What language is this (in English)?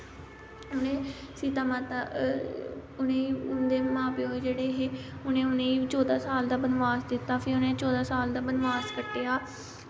Dogri